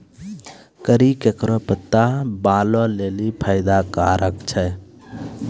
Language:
Maithili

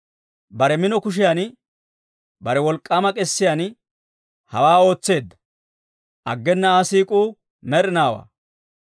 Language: Dawro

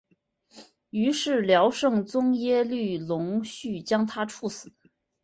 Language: Chinese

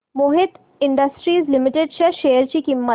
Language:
Marathi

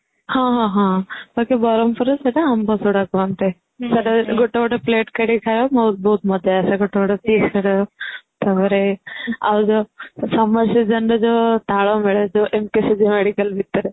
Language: Odia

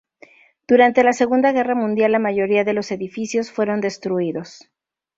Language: Spanish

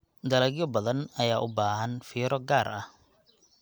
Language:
Somali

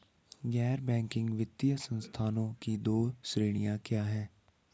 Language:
Hindi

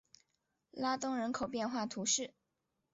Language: Chinese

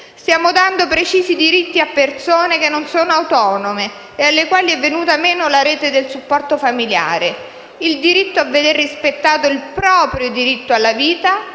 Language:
Italian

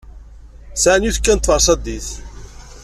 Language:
Kabyle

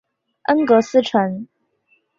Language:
Chinese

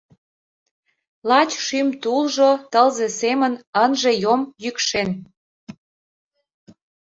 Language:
Mari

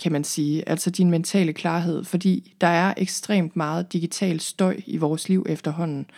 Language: Danish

